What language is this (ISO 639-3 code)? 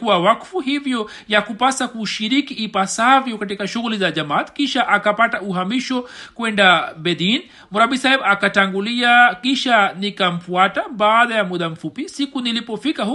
swa